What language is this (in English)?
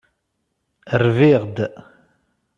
Kabyle